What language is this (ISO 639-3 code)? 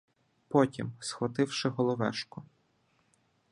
ukr